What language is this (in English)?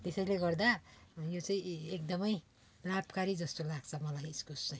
Nepali